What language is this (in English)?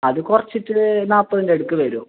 Malayalam